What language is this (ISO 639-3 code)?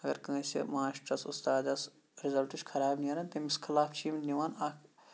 kas